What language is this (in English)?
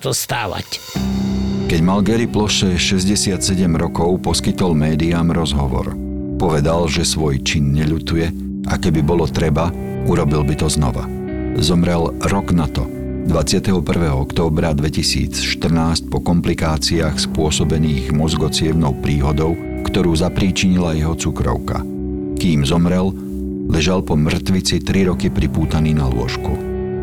Slovak